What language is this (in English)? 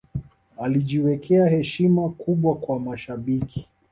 Swahili